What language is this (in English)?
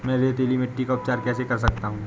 Hindi